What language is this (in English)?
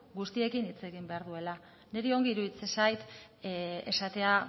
Basque